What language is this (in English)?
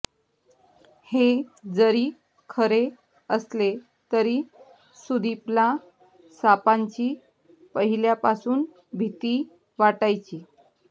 Marathi